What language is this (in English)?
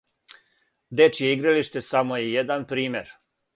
Serbian